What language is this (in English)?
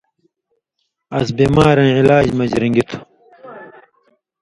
Indus Kohistani